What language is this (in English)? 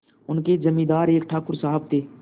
Hindi